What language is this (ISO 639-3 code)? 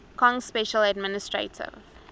eng